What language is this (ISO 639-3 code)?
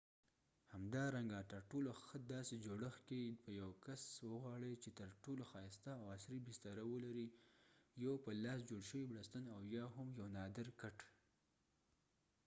pus